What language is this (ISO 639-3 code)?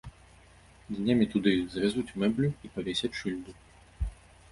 bel